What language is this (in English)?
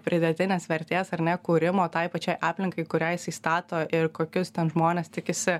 Lithuanian